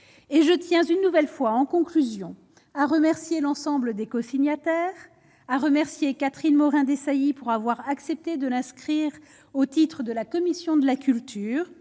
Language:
French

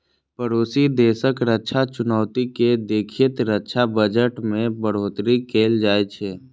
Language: Maithili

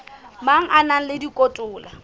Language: Southern Sotho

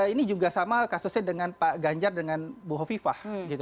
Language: Indonesian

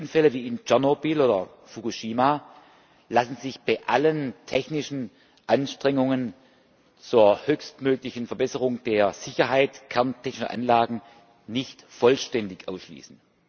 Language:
German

